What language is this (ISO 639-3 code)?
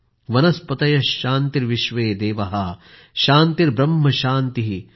mar